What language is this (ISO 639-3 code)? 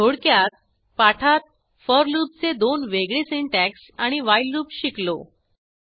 mar